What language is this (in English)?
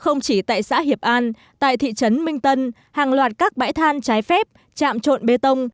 Vietnamese